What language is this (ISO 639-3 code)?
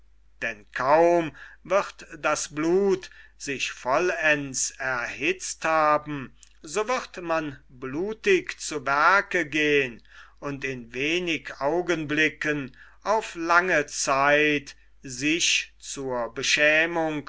deu